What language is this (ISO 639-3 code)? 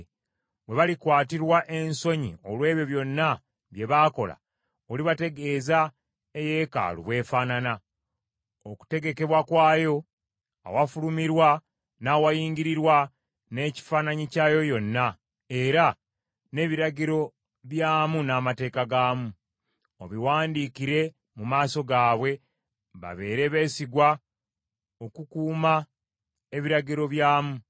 lug